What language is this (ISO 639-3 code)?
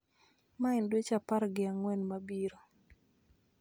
luo